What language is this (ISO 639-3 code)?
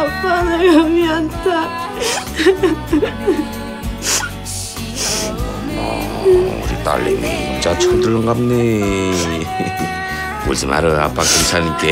kor